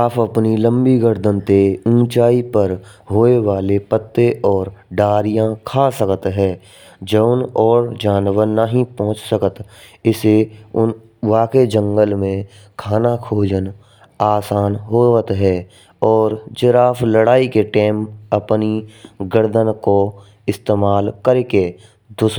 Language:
Braj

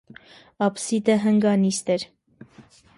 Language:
Armenian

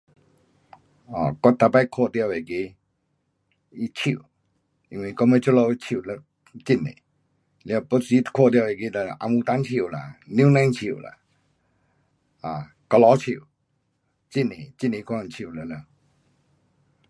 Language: Pu-Xian Chinese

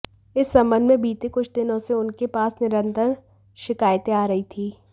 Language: Hindi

